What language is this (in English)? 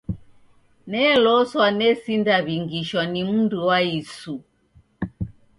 Taita